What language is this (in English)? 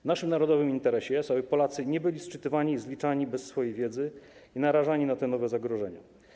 Polish